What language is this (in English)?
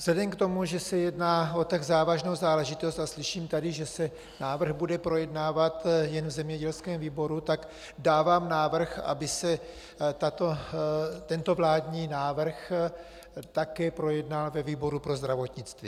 Czech